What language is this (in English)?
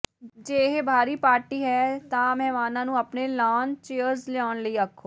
Punjabi